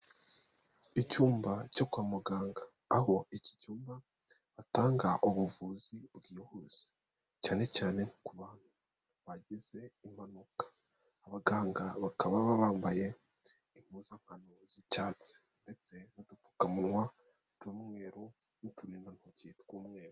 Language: Kinyarwanda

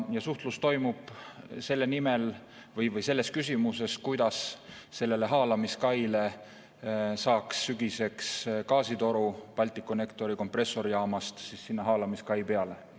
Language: Estonian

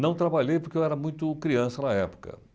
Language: Portuguese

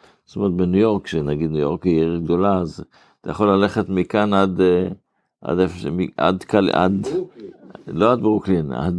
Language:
Hebrew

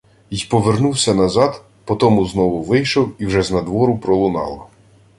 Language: Ukrainian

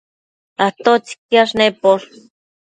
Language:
Matsés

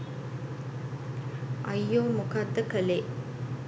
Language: Sinhala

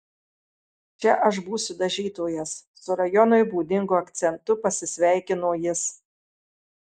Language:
Lithuanian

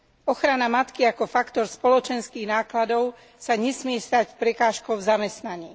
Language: Slovak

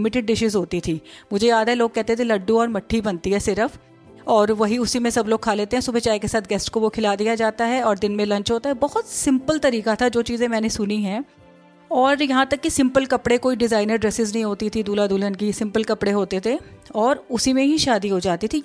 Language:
Hindi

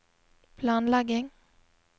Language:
Norwegian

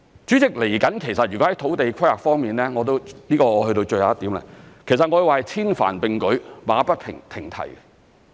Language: Cantonese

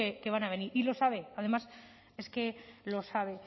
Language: Spanish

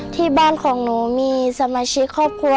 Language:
Thai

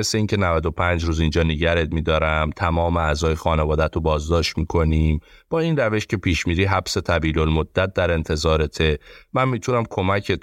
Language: Persian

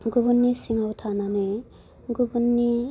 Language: Bodo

